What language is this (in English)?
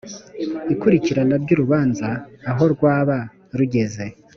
Kinyarwanda